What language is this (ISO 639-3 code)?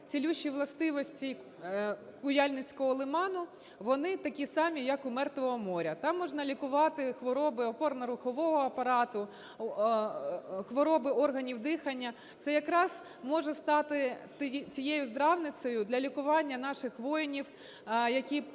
ukr